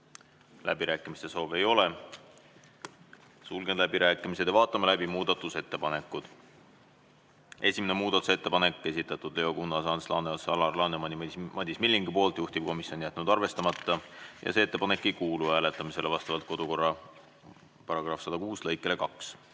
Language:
Estonian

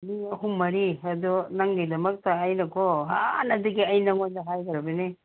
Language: Manipuri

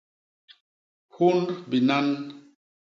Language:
Basaa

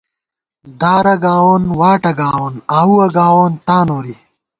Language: Gawar-Bati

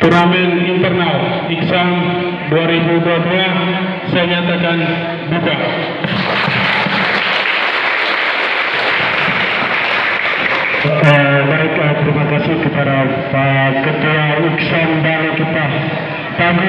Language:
Indonesian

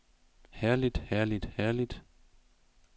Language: Danish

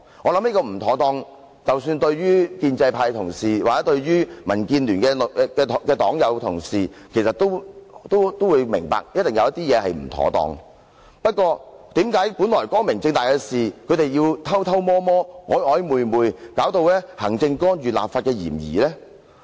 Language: Cantonese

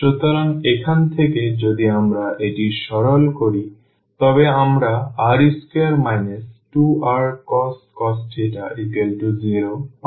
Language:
Bangla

